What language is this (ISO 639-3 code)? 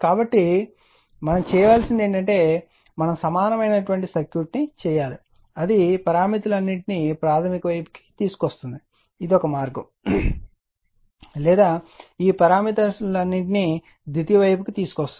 tel